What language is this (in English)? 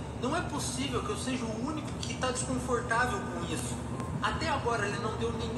Portuguese